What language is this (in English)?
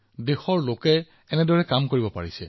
Assamese